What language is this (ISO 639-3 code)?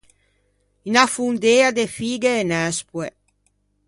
lij